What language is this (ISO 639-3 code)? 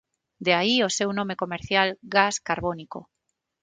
glg